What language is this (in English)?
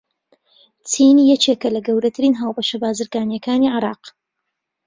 Central Kurdish